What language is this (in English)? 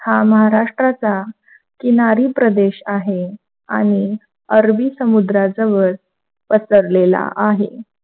Marathi